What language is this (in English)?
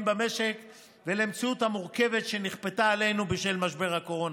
Hebrew